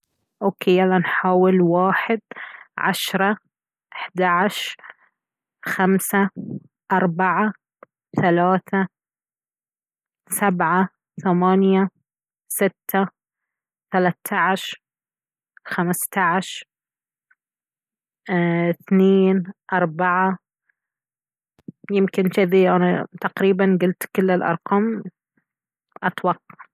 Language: Baharna Arabic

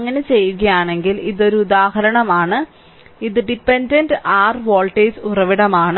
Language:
Malayalam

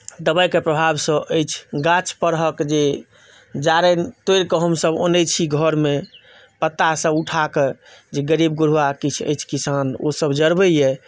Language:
Maithili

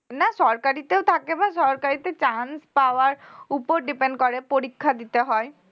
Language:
Bangla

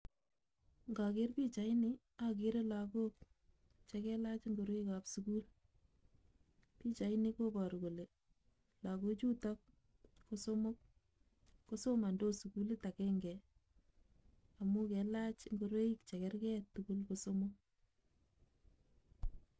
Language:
Kalenjin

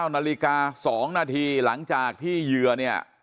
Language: Thai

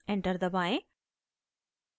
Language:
Hindi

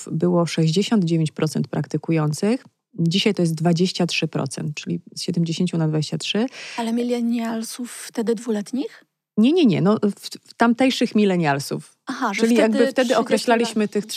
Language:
Polish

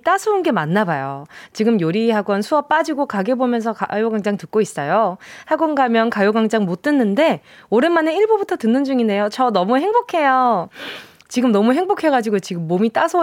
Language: Korean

